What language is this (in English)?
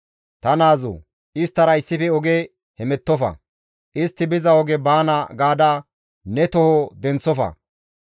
Gamo